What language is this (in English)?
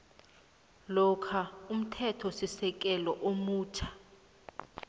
South Ndebele